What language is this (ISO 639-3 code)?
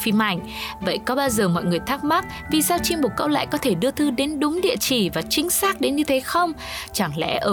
vie